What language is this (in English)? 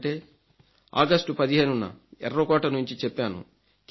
Telugu